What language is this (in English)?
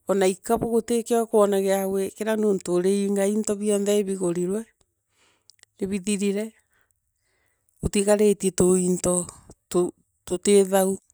Meru